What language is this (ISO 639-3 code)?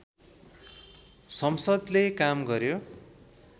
nep